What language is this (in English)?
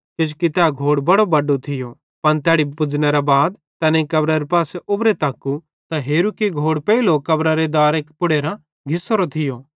Bhadrawahi